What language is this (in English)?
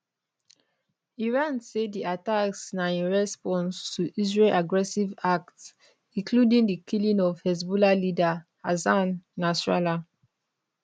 Nigerian Pidgin